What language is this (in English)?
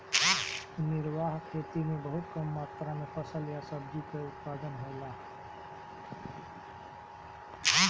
Bhojpuri